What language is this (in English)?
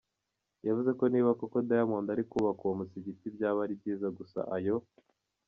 Kinyarwanda